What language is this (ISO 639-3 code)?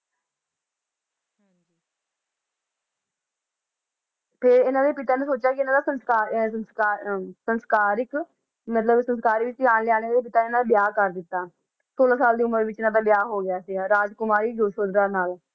pan